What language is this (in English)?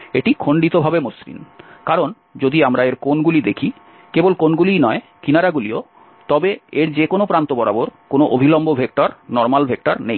Bangla